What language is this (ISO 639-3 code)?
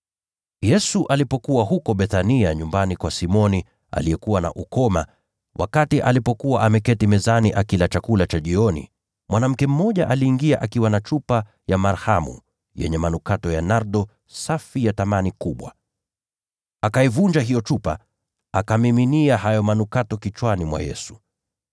swa